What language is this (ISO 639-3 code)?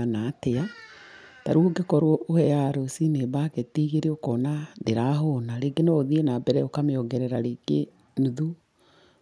kik